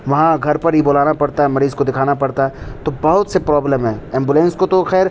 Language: Urdu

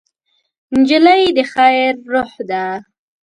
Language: Pashto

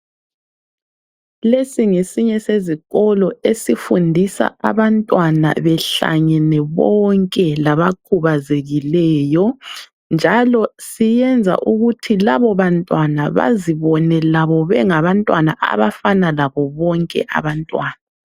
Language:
North Ndebele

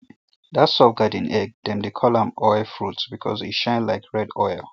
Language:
Nigerian Pidgin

